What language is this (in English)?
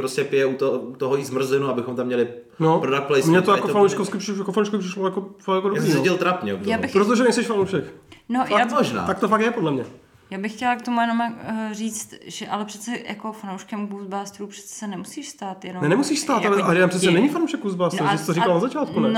Czech